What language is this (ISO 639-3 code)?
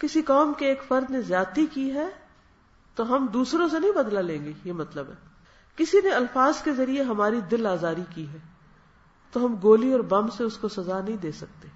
urd